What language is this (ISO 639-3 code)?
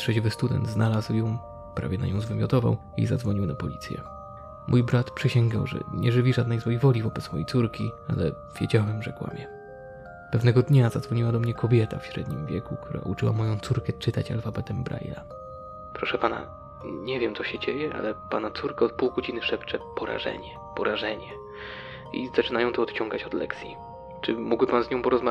pol